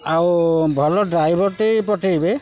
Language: Odia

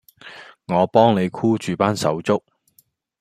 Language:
Cantonese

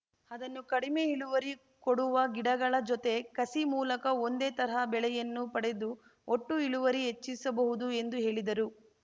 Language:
Kannada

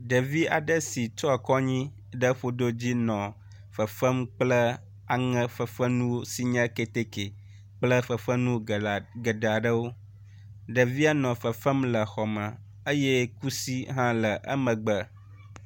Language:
Ewe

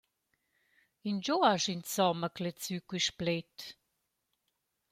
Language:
Romansh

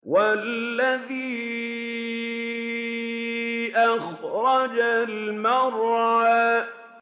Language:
Arabic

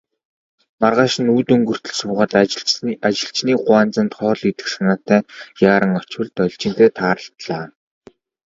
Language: Mongolian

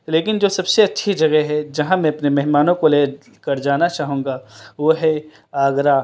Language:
Urdu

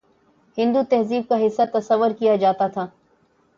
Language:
Urdu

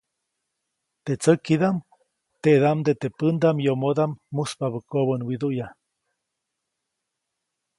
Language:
Copainalá Zoque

